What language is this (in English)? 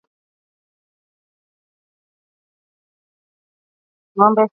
Swahili